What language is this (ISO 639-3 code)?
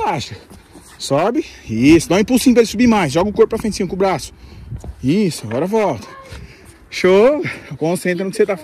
por